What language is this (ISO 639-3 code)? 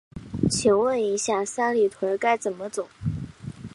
zho